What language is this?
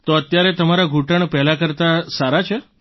Gujarati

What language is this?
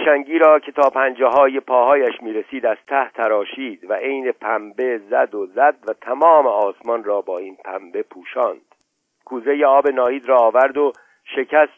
Persian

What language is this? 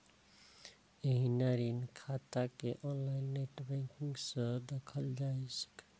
Maithili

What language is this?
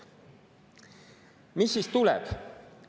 Estonian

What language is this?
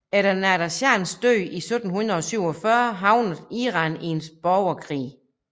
Danish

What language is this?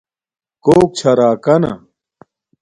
Domaaki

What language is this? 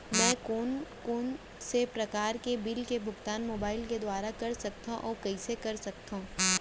Chhattisgarhi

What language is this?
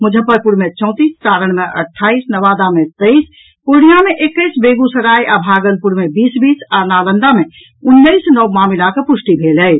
Maithili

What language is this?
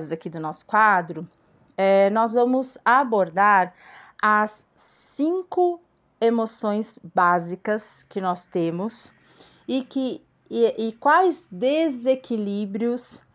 Portuguese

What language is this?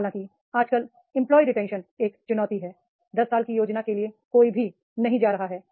Hindi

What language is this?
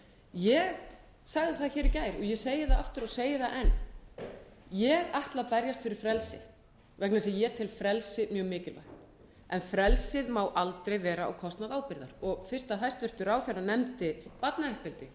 Icelandic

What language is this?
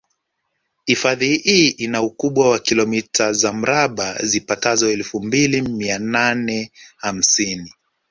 Swahili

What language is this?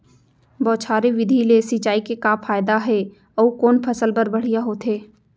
Chhattisgarhi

